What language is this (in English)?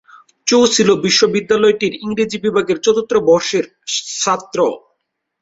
Bangla